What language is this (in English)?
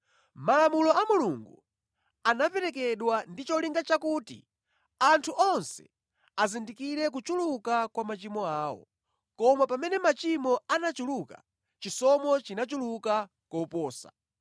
Nyanja